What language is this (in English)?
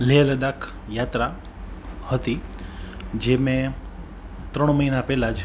Gujarati